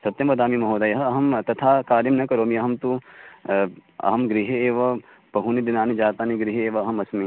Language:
Sanskrit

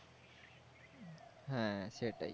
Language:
Bangla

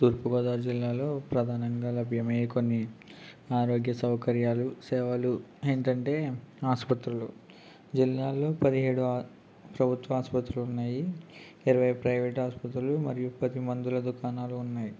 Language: Telugu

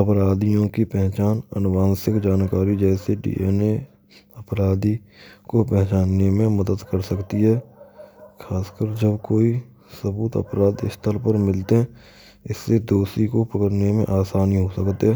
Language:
Braj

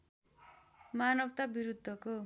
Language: Nepali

